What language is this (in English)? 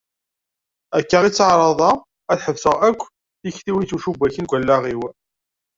Kabyle